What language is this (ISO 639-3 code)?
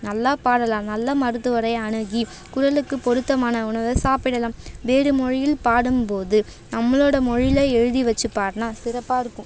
tam